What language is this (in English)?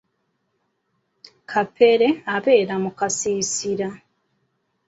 Ganda